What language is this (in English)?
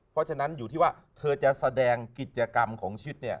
Thai